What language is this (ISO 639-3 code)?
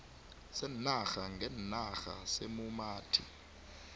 nbl